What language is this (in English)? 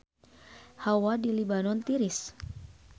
Sundanese